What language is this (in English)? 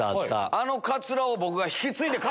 Japanese